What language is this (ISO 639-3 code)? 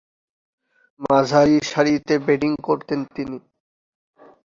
ben